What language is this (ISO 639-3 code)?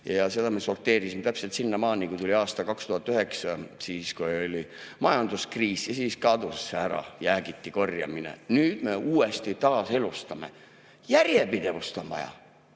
est